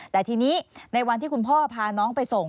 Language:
Thai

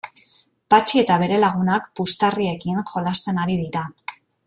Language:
Basque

